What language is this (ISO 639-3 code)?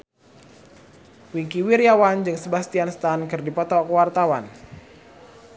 sun